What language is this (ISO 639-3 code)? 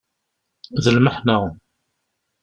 kab